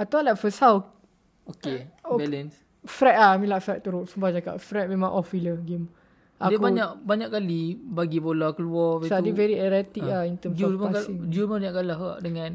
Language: Malay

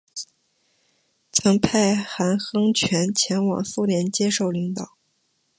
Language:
Chinese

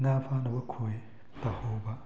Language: Manipuri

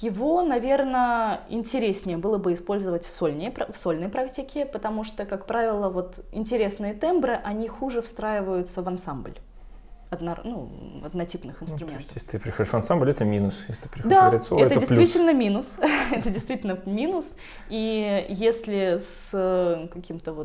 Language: Russian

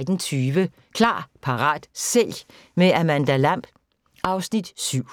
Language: Danish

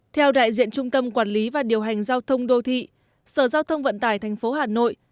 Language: Vietnamese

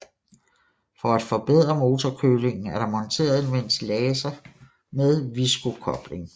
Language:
Danish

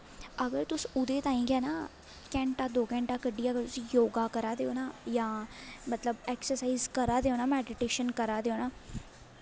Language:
Dogri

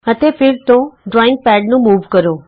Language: Punjabi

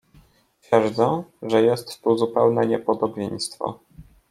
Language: Polish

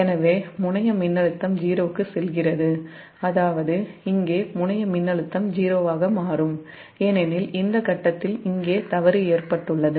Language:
Tamil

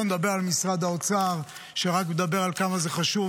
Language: Hebrew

